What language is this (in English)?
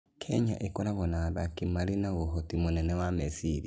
Kikuyu